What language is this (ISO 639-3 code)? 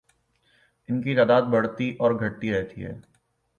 urd